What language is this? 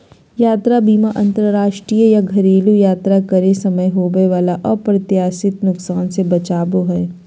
Magahi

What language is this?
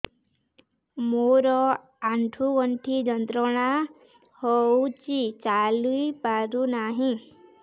Odia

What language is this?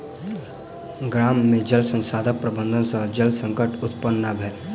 Maithili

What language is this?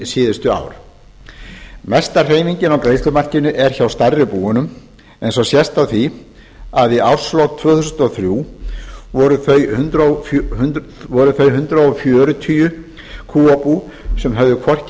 Icelandic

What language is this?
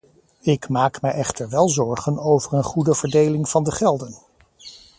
Dutch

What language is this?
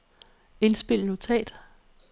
Danish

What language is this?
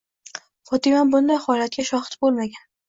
Uzbek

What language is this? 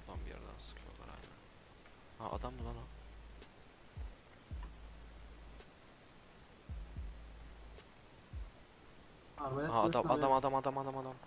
Turkish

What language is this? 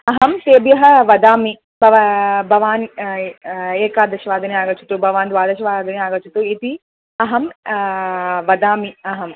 Sanskrit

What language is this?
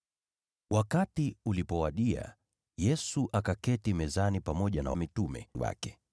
Swahili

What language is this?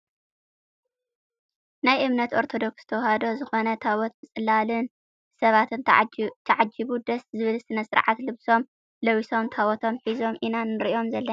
Tigrinya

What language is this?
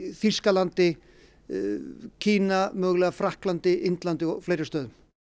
Icelandic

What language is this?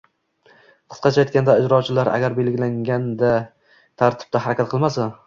Uzbek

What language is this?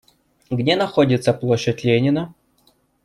Russian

